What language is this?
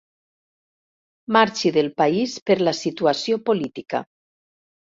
Catalan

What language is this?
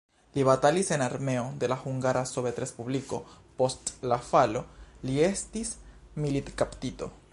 Esperanto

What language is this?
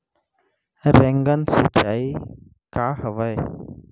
Chhattisgarhi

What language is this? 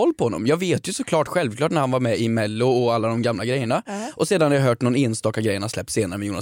Swedish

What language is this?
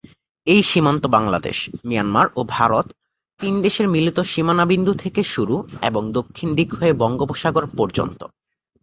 Bangla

